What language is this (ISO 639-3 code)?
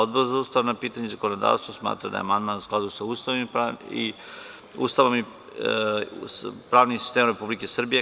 srp